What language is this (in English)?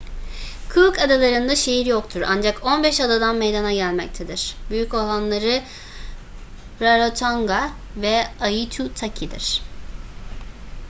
Turkish